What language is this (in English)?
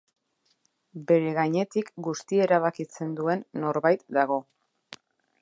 Basque